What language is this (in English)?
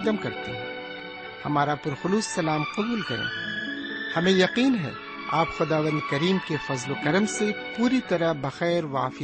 Urdu